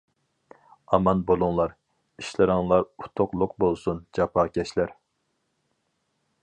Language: Uyghur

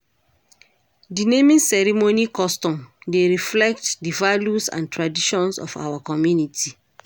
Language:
Nigerian Pidgin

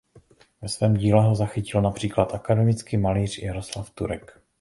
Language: Czech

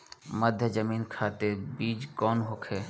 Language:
Bhojpuri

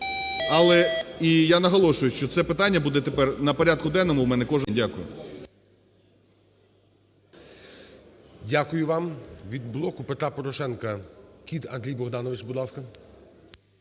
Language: Ukrainian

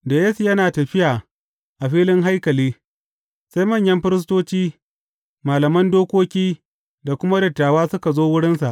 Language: Hausa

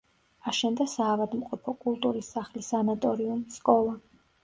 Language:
Georgian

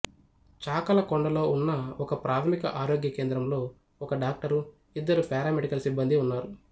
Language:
Telugu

